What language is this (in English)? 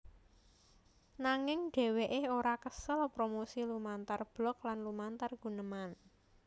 Javanese